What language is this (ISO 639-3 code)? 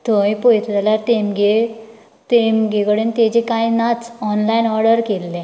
kok